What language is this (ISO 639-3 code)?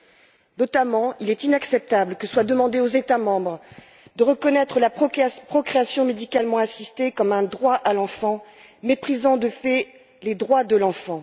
fra